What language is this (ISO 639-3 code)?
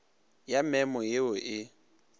nso